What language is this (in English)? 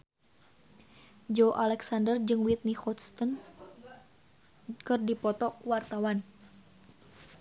Sundanese